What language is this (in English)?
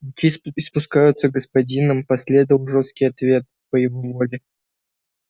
Russian